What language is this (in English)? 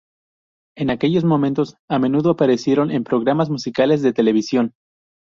Spanish